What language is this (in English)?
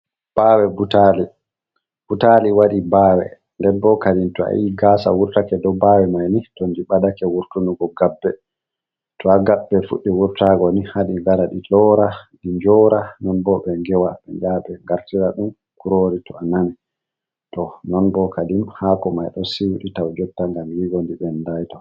Fula